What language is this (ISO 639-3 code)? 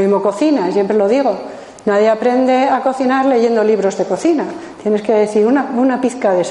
spa